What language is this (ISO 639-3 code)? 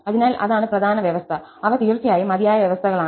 mal